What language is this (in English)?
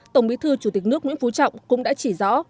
Vietnamese